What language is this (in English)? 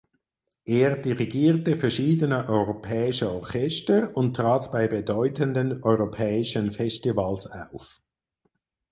German